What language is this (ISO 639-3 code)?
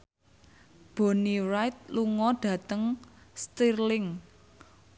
jav